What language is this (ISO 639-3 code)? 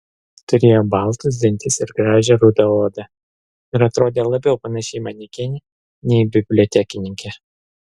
lit